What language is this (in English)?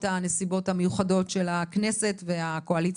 Hebrew